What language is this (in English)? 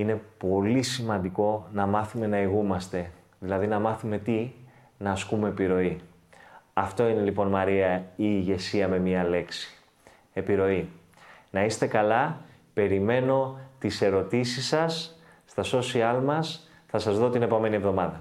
Greek